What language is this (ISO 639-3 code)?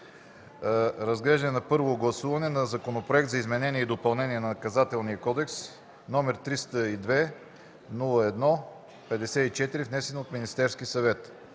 bul